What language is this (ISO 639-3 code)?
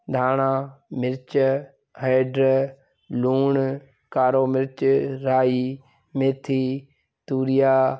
snd